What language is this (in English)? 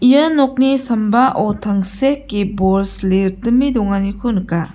Garo